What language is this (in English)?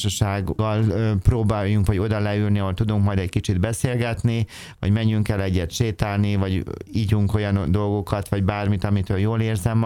Hungarian